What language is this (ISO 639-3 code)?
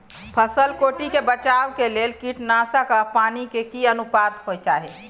mai